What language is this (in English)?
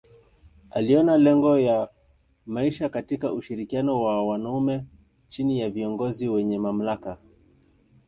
Swahili